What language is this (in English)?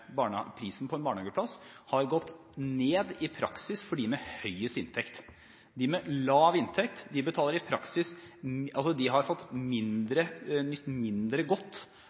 Norwegian Bokmål